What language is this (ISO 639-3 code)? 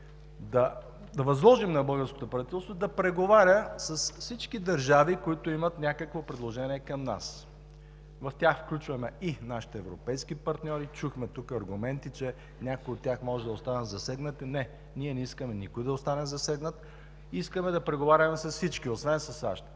bul